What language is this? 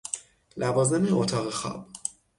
Persian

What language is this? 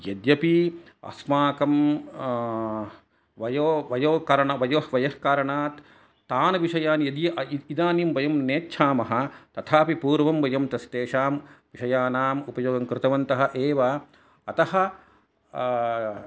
Sanskrit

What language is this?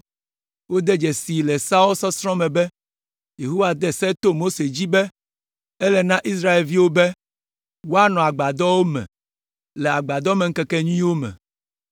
Ewe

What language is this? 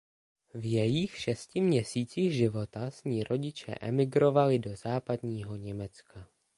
Czech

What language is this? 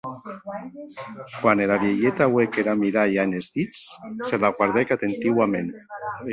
Occitan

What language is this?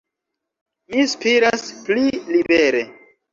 Esperanto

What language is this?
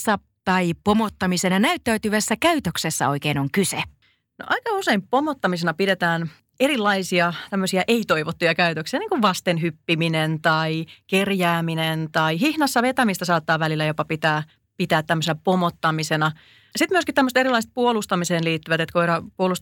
Finnish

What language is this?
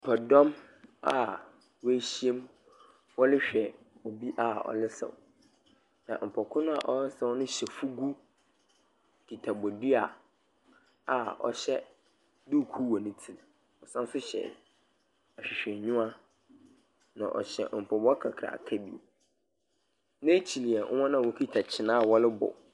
Akan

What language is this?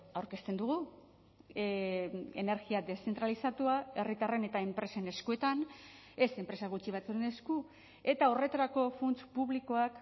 Basque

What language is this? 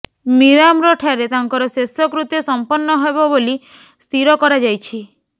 Odia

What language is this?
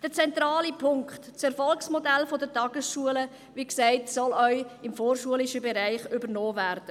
Swiss German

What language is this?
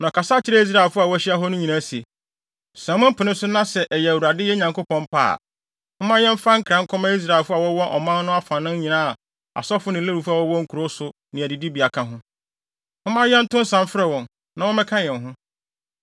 Akan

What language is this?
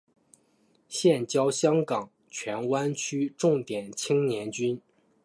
Chinese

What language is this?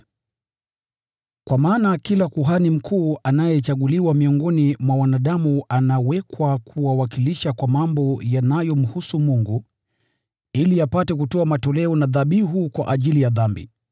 Swahili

